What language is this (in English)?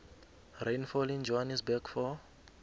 South Ndebele